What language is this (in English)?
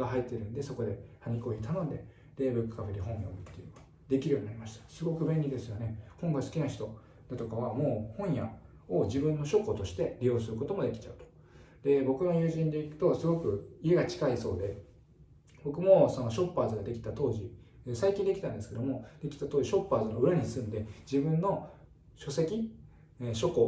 Japanese